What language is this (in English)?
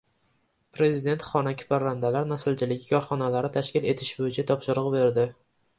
Uzbek